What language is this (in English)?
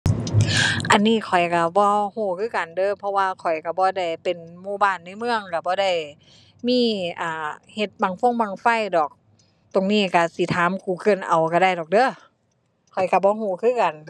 Thai